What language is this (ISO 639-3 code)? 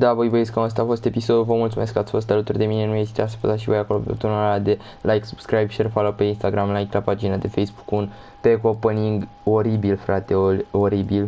ron